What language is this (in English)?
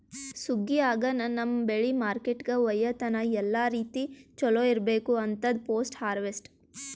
Kannada